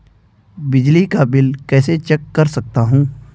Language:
Hindi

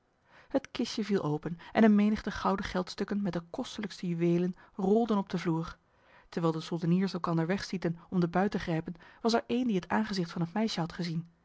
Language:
Dutch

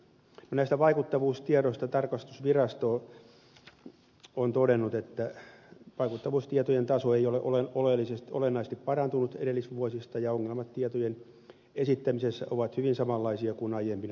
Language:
Finnish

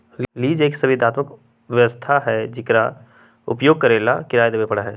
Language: Magahi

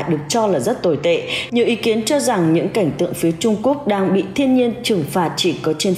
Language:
Vietnamese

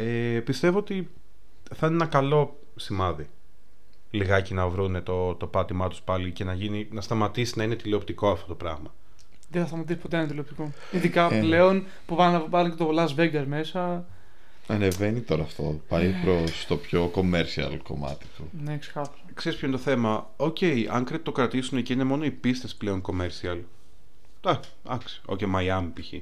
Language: Greek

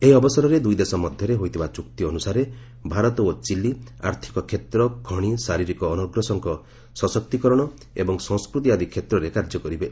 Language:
Odia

